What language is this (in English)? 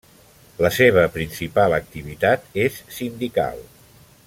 Catalan